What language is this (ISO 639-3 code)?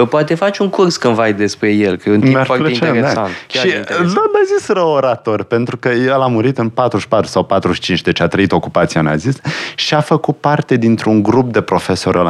ron